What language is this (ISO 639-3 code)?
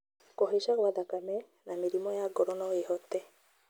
kik